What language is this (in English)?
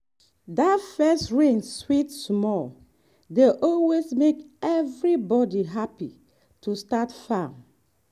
Nigerian Pidgin